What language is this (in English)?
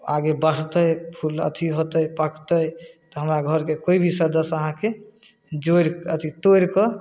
Maithili